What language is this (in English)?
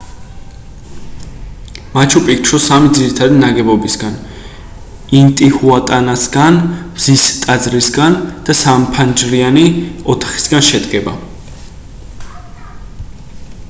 Georgian